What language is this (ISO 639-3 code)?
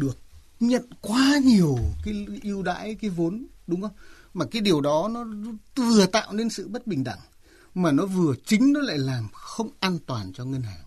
vie